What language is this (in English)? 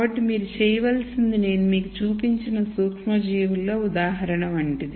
Telugu